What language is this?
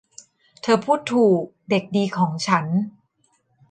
Thai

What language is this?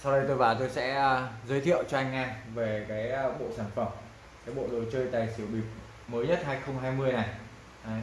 Vietnamese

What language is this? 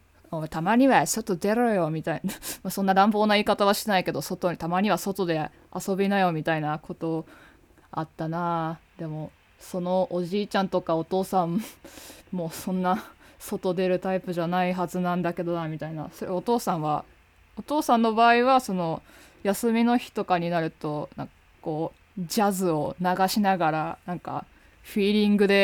Japanese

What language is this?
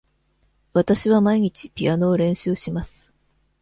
Japanese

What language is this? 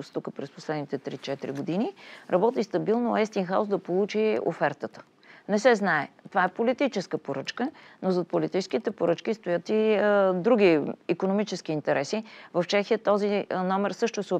Bulgarian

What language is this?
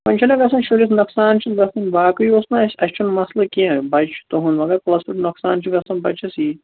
Kashmiri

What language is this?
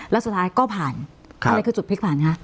Thai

